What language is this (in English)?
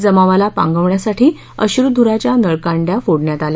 Marathi